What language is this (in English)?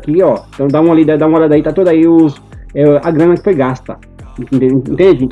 Portuguese